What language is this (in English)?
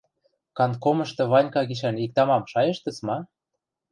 Western Mari